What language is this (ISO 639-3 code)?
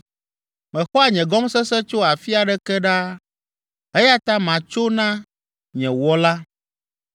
ewe